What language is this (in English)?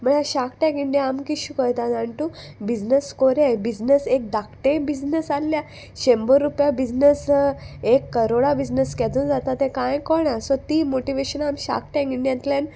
Konkani